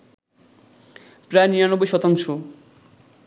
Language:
Bangla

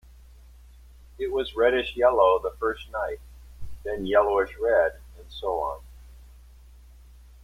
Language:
English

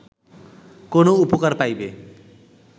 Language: Bangla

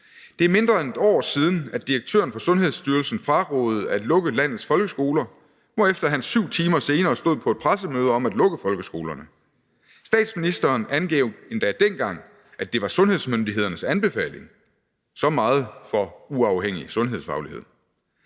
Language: Danish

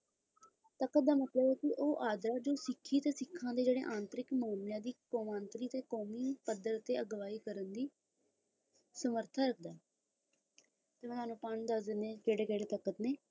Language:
Punjabi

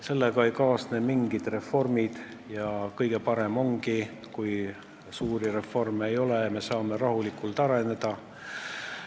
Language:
Estonian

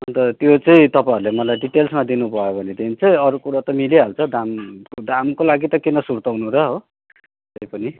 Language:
Nepali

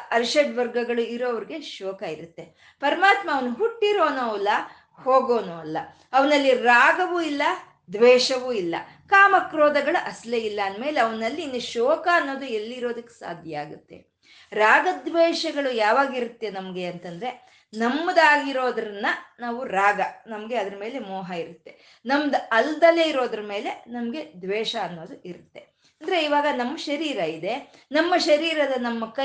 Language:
Kannada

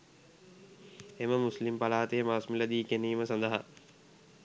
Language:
Sinhala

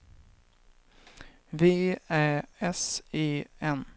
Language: Swedish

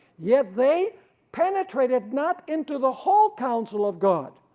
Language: English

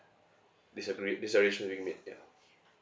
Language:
English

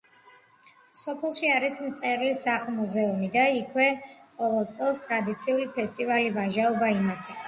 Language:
Georgian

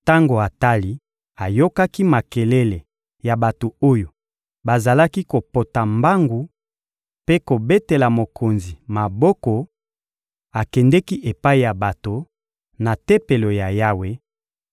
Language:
Lingala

